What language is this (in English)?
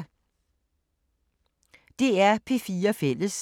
Danish